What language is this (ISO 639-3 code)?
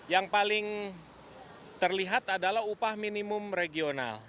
ind